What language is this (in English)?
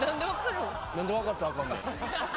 Japanese